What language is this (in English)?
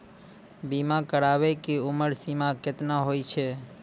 Maithili